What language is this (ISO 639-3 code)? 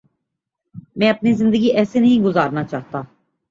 urd